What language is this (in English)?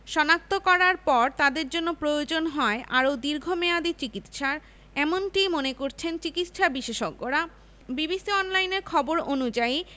Bangla